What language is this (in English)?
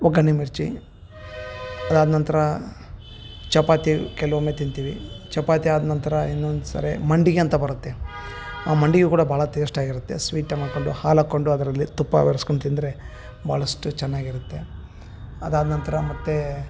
Kannada